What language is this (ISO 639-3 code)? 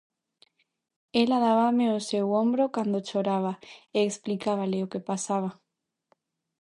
glg